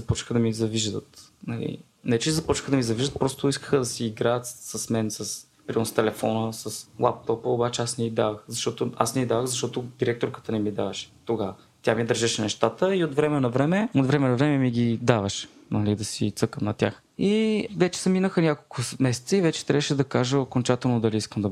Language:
Bulgarian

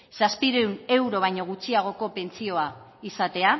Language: Basque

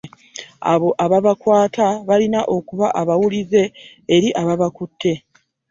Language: Ganda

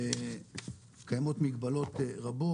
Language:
Hebrew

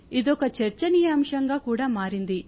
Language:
Telugu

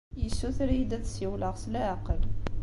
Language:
Kabyle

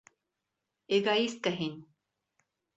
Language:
Bashkir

